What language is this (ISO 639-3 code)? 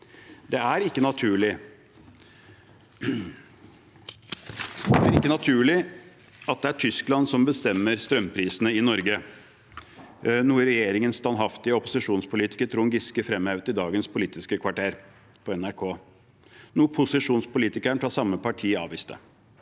nor